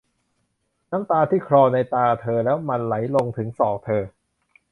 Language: Thai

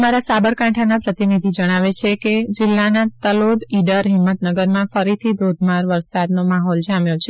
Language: Gujarati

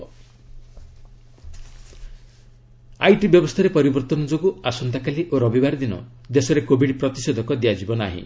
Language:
Odia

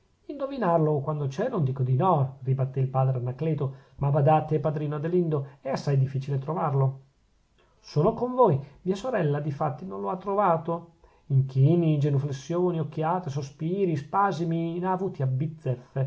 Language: Italian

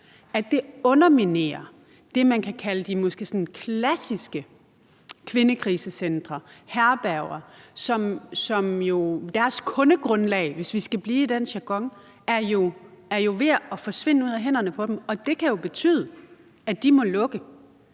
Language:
Danish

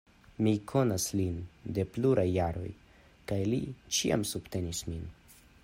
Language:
Esperanto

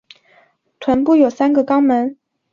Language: Chinese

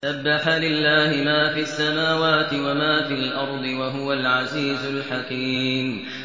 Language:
Arabic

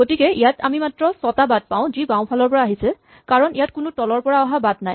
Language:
Assamese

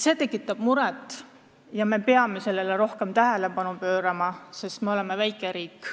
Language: Estonian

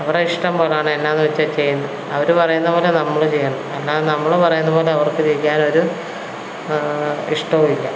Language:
Malayalam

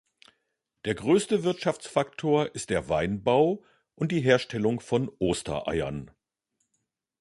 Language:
German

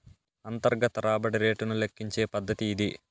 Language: Telugu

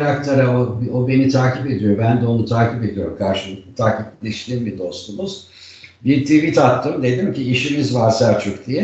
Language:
Turkish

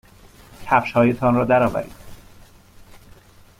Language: Persian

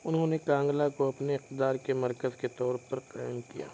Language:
Urdu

